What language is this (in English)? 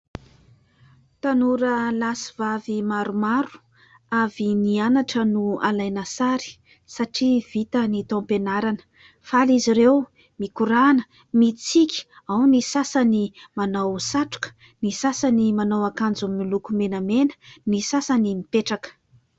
Malagasy